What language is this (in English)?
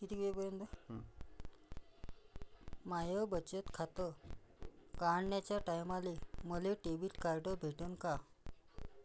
Marathi